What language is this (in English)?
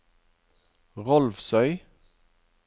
Norwegian